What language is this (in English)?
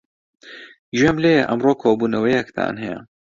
Central Kurdish